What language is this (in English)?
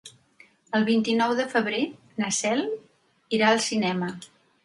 Catalan